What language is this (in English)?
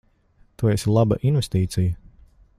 Latvian